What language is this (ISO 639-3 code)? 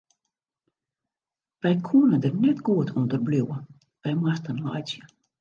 fry